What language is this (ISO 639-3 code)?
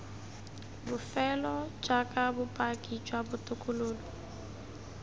tsn